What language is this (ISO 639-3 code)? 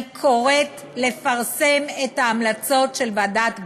heb